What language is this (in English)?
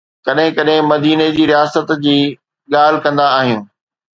Sindhi